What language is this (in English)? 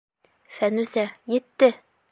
Bashkir